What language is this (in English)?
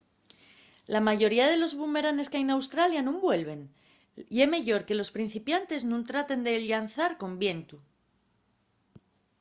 Asturian